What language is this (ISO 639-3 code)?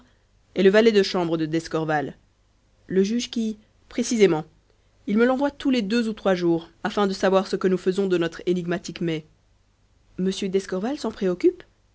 fra